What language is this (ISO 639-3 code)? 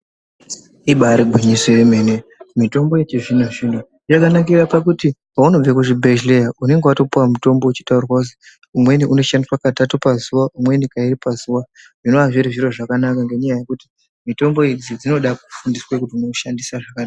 ndc